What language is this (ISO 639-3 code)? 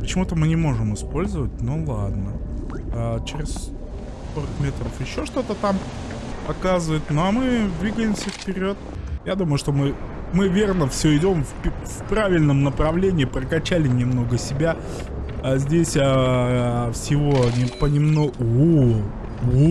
rus